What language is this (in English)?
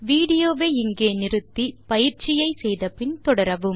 Tamil